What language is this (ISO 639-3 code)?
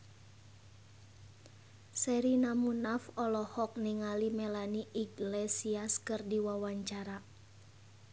sun